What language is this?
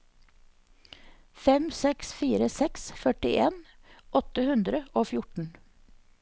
Norwegian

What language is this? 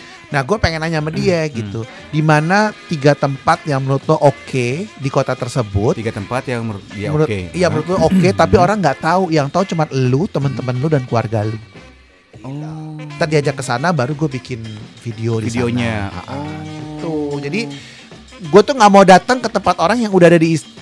Indonesian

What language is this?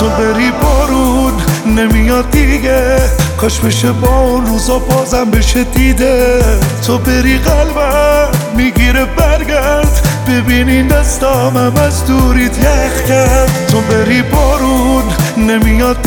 Persian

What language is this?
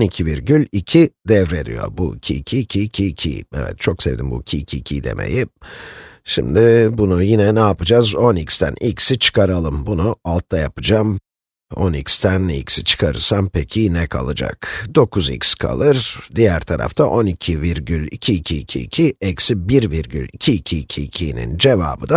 Turkish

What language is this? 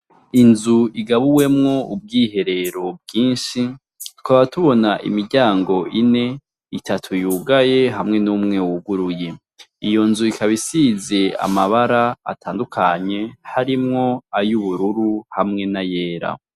Rundi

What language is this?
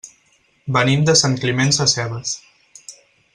Catalan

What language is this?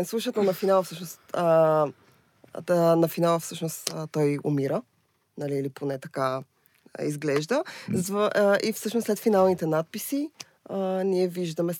Bulgarian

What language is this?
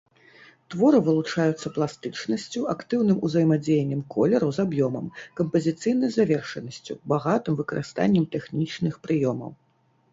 Belarusian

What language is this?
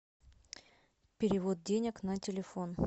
Russian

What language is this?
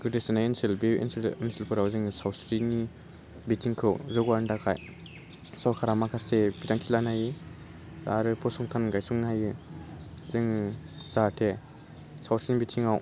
Bodo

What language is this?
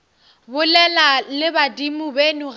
Northern Sotho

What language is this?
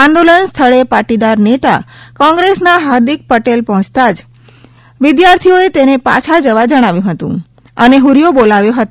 Gujarati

